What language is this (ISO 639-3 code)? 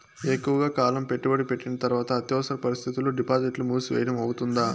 tel